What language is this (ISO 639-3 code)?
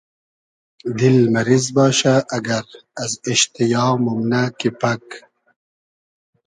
haz